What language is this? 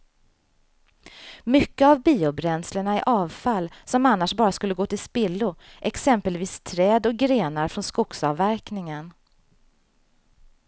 Swedish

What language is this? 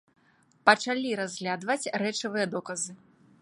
Belarusian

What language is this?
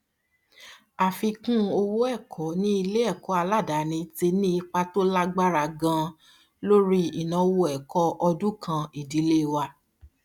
Yoruba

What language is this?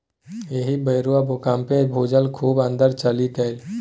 Maithili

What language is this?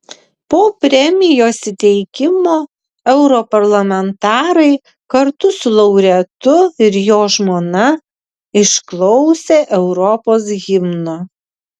Lithuanian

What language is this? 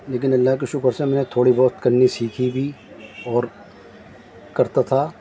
Urdu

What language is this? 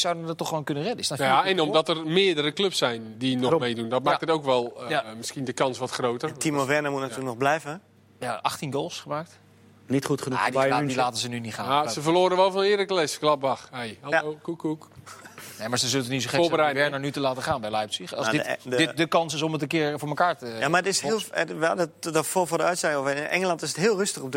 Dutch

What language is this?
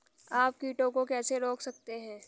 Hindi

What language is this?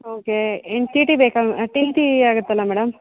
Kannada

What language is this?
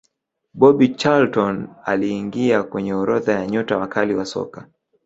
Swahili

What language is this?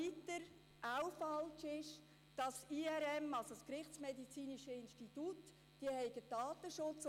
Swiss German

